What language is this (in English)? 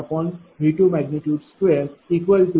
Marathi